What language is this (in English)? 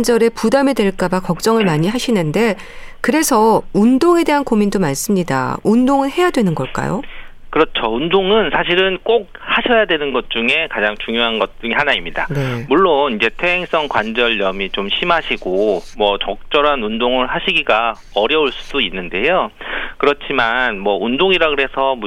Korean